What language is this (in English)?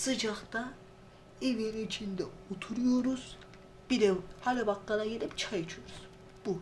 Turkish